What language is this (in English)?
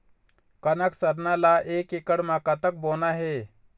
Chhattisgarhi